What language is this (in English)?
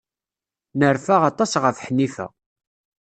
Kabyle